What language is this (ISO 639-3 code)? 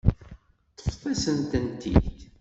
kab